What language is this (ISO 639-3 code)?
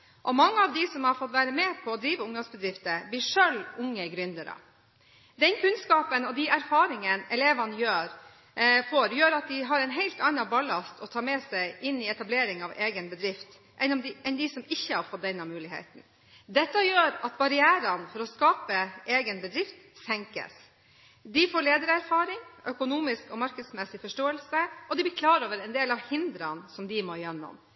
nob